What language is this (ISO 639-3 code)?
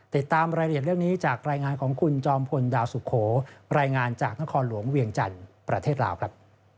tha